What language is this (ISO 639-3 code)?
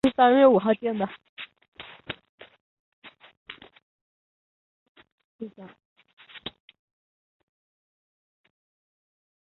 zho